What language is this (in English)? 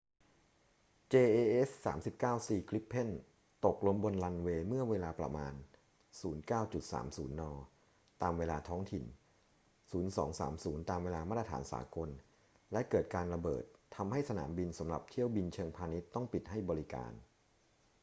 Thai